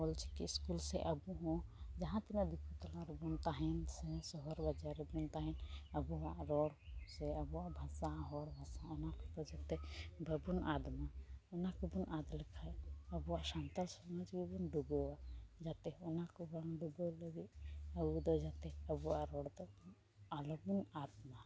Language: Santali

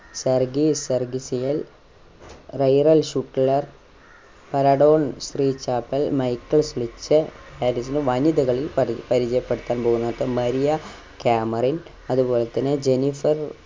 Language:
Malayalam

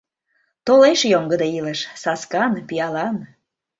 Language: Mari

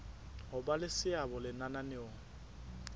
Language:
Southern Sotho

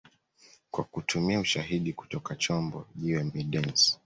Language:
Swahili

